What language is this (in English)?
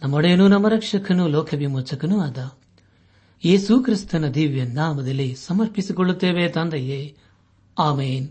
Kannada